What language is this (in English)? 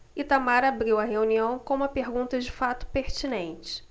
Portuguese